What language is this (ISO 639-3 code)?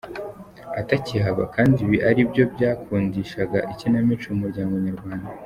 kin